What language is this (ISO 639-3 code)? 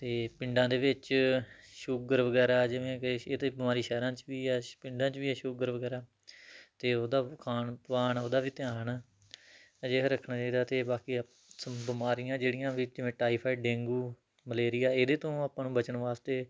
pan